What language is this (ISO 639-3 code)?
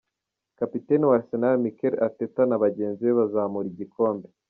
kin